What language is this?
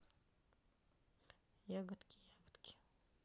Russian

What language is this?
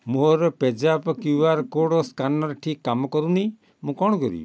Odia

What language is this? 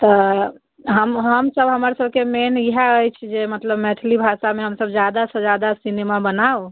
Maithili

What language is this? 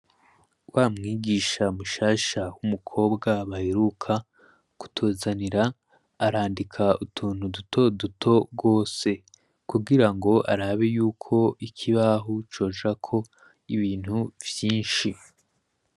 Rundi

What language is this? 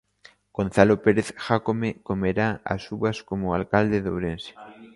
Galician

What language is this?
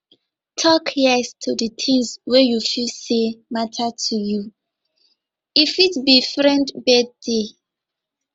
Nigerian Pidgin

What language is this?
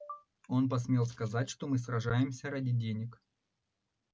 Russian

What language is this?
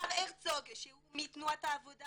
Hebrew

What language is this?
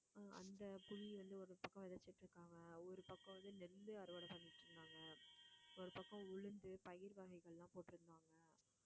Tamil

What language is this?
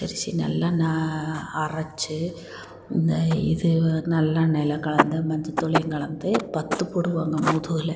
Tamil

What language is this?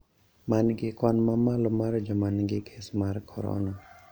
Luo (Kenya and Tanzania)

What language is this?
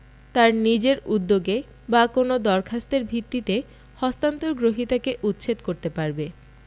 Bangla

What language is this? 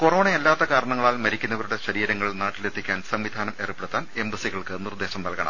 Malayalam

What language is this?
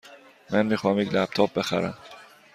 Persian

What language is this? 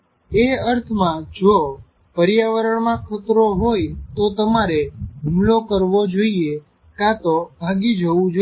Gujarati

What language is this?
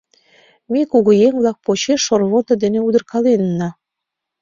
Mari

